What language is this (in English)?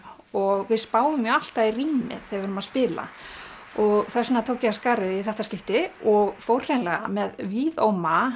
Icelandic